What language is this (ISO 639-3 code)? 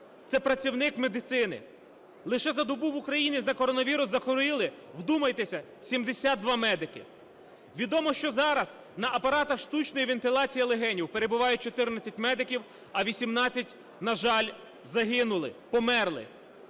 ukr